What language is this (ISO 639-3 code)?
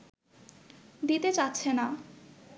ben